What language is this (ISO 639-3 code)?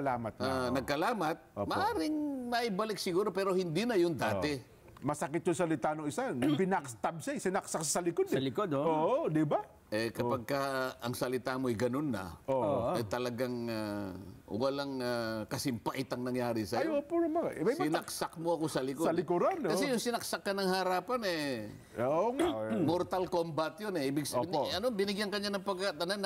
fil